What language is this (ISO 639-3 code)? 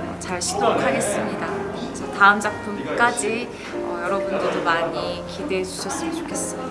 kor